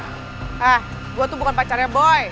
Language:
Indonesian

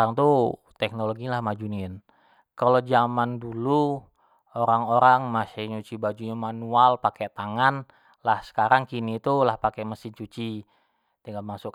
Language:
Jambi Malay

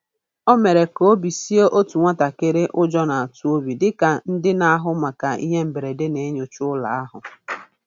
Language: Igbo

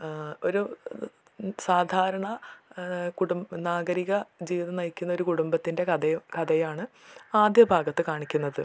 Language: Malayalam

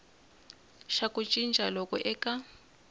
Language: Tsonga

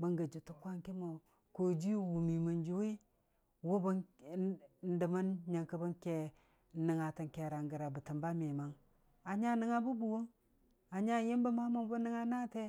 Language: Dijim-Bwilim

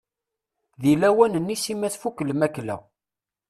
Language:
Kabyle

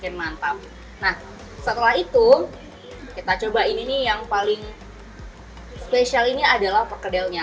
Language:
Indonesian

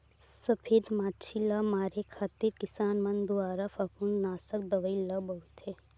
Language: Chhattisgarhi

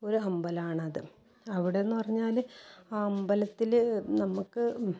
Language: Malayalam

